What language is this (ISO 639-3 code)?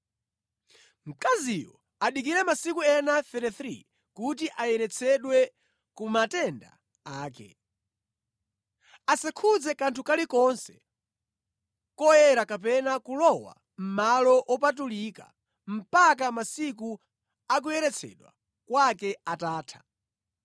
nya